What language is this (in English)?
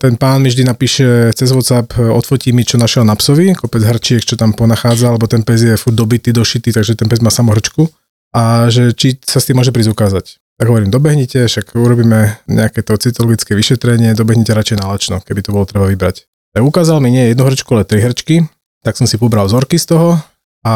Slovak